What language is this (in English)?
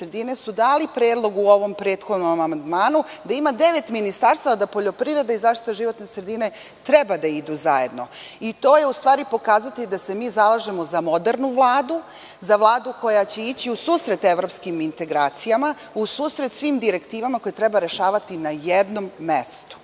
Serbian